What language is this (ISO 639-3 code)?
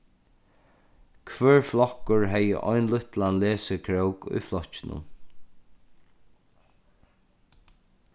fao